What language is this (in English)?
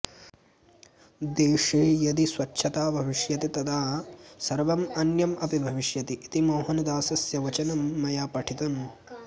Sanskrit